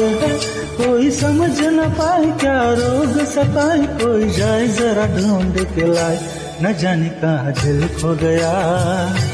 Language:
Marathi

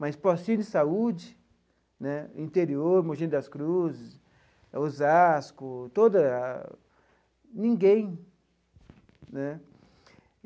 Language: Portuguese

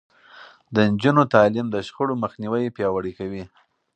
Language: Pashto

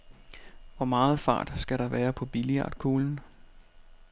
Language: Danish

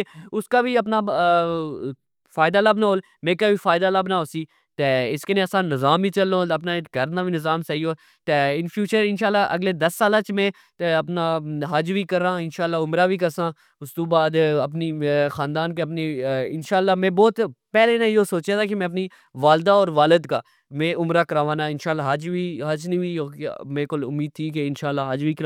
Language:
Pahari-Potwari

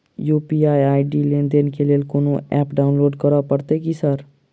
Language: Maithili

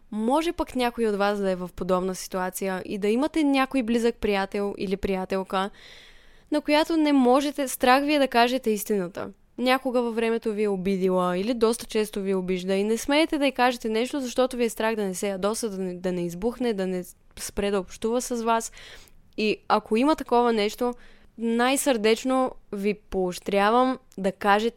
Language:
Bulgarian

